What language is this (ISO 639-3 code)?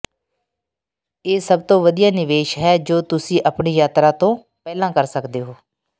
pan